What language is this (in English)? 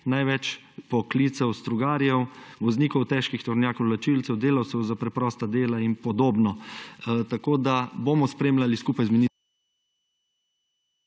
Slovenian